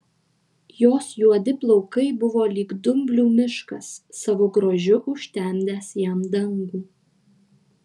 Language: Lithuanian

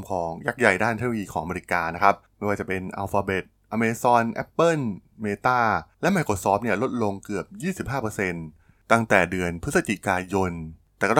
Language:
Thai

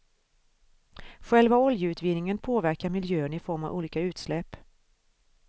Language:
Swedish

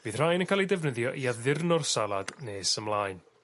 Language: Welsh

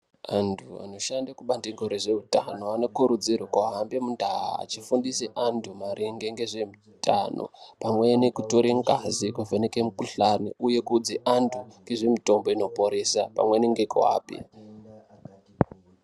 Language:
Ndau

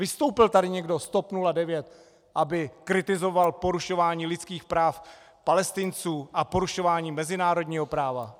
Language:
Czech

